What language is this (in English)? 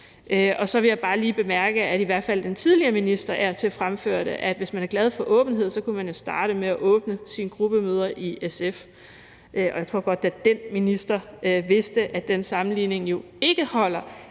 Danish